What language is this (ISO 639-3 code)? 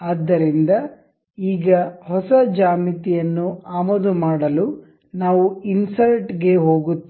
kan